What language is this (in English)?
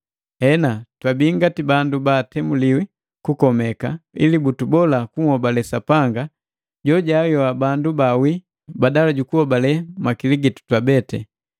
Matengo